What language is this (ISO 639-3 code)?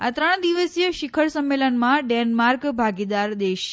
guj